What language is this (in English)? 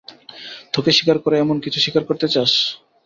Bangla